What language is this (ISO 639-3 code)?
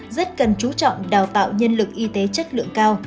vie